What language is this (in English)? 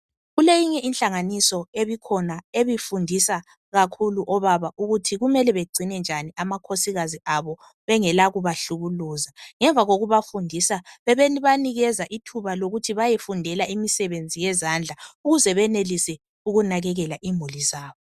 North Ndebele